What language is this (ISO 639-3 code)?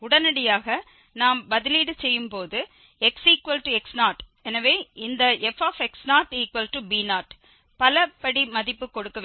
tam